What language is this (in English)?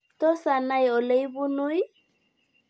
Kalenjin